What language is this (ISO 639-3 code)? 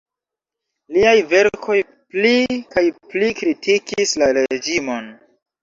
epo